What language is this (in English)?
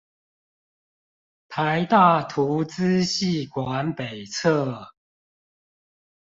Chinese